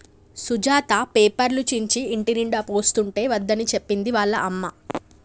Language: Telugu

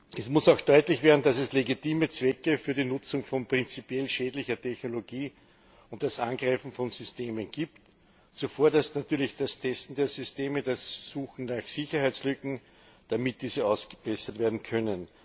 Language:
German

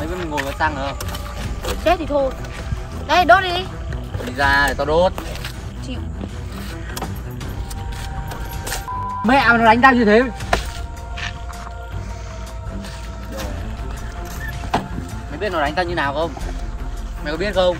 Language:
Vietnamese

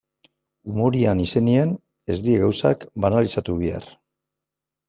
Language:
Basque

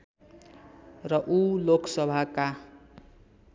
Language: Nepali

